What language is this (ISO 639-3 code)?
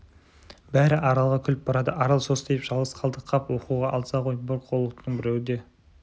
kaz